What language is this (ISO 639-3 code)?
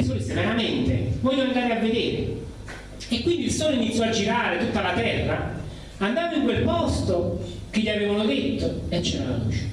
ita